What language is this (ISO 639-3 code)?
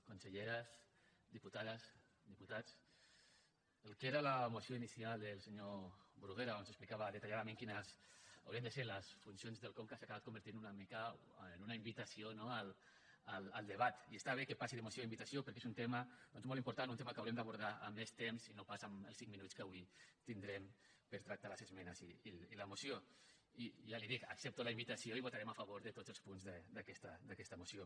cat